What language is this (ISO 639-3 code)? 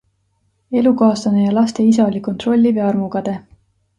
est